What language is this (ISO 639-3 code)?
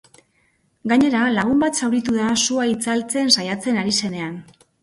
eus